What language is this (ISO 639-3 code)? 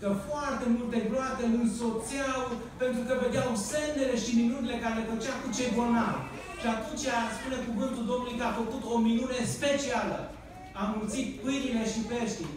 ron